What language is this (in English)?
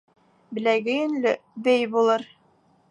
Bashkir